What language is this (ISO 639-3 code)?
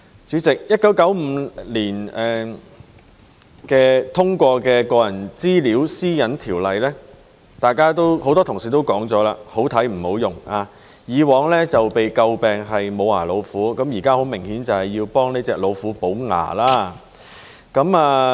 yue